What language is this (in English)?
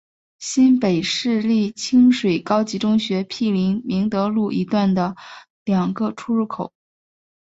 Chinese